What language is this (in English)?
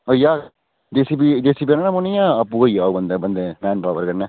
Dogri